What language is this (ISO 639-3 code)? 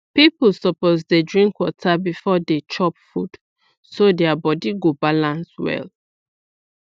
pcm